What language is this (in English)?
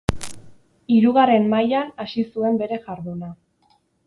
Basque